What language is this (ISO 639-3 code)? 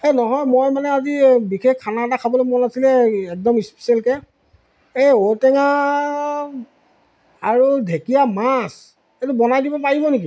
asm